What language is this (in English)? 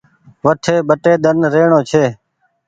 Goaria